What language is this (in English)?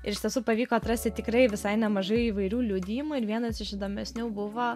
Lithuanian